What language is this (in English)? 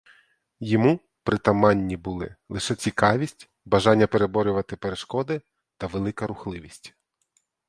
Ukrainian